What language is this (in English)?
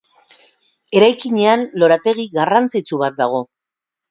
Basque